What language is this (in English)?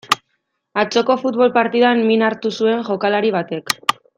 Basque